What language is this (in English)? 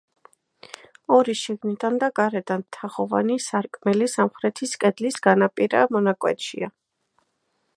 Georgian